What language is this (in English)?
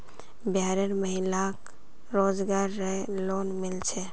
Magahi